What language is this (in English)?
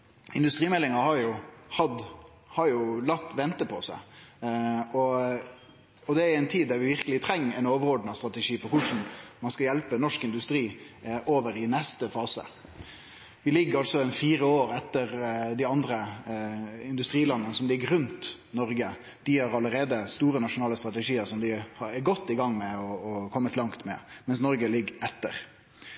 Norwegian Nynorsk